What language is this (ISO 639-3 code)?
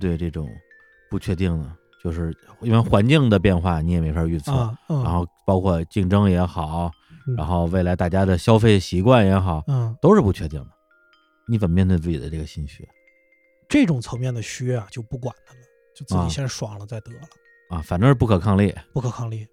zho